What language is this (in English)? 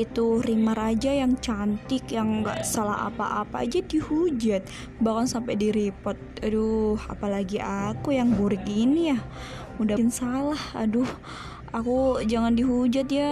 Indonesian